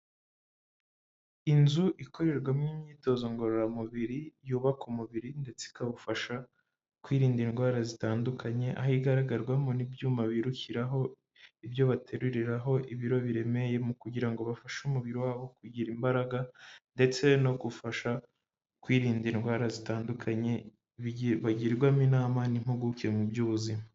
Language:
Kinyarwanda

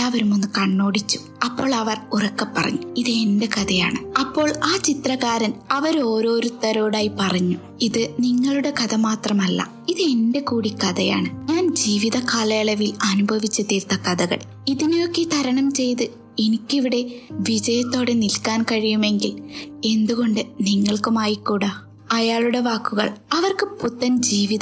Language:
Malayalam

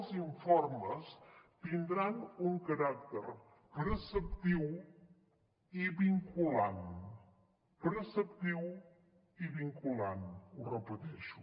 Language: Catalan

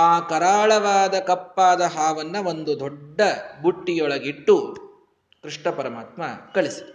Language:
Kannada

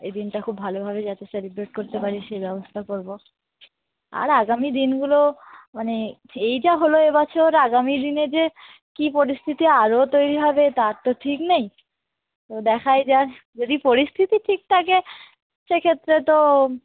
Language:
Bangla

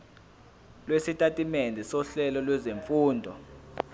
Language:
Zulu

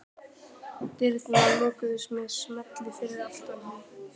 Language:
Icelandic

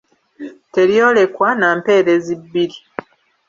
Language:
Ganda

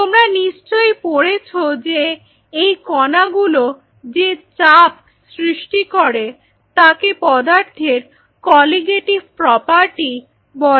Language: Bangla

